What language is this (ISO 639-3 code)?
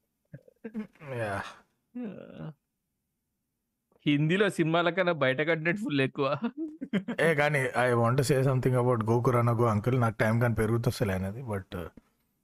tel